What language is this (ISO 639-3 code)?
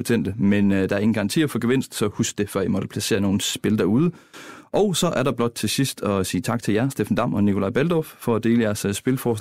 dan